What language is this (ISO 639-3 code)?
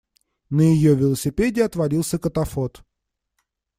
rus